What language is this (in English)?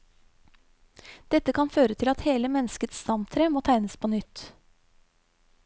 Norwegian